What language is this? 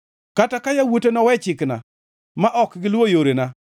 Luo (Kenya and Tanzania)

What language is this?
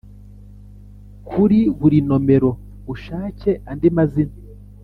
Kinyarwanda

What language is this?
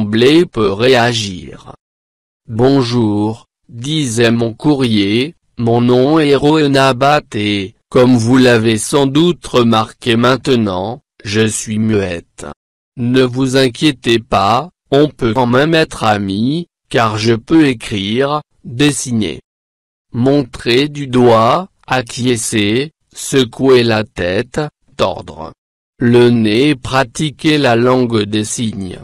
French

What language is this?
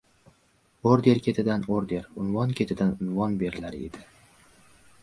Uzbek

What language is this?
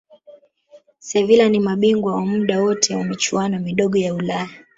Swahili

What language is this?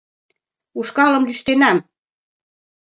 Mari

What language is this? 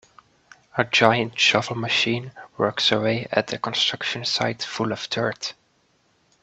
English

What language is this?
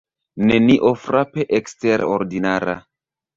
Esperanto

